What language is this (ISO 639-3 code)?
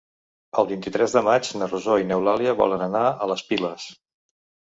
cat